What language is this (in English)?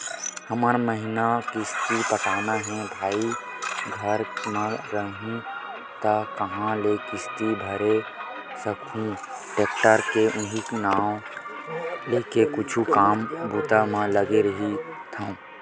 Chhattisgarhi